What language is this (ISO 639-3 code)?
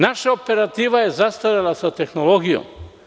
srp